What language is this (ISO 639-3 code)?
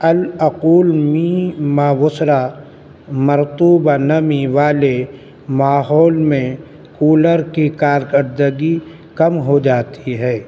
urd